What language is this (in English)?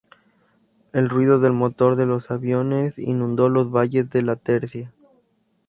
Spanish